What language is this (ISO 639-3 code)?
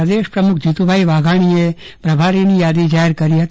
guj